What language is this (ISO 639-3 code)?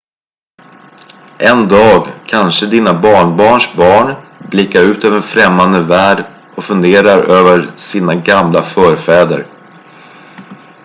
swe